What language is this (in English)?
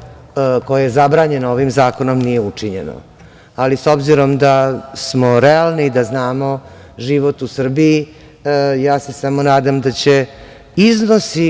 Serbian